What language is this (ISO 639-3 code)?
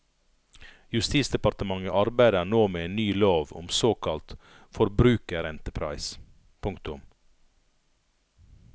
nor